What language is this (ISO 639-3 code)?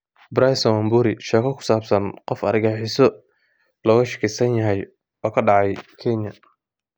som